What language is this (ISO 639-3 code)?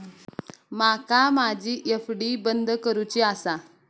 mar